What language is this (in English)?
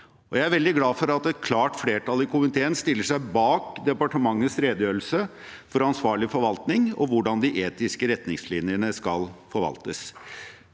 Norwegian